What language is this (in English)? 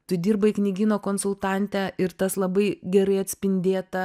Lithuanian